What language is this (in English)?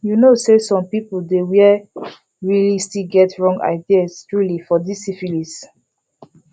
Nigerian Pidgin